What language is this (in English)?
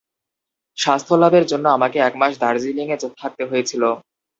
Bangla